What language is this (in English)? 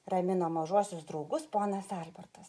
Lithuanian